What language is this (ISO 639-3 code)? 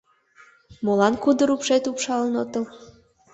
chm